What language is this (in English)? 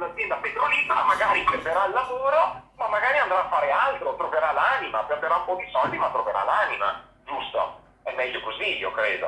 Italian